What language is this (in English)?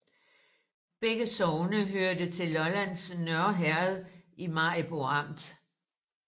Danish